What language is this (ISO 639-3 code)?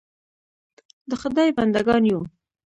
pus